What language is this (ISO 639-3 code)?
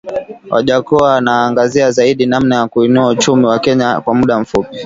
swa